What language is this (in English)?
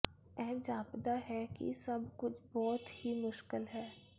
Punjabi